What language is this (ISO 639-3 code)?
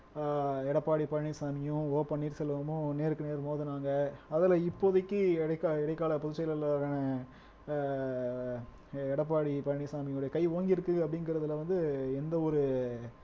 tam